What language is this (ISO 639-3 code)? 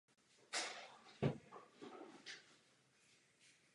ces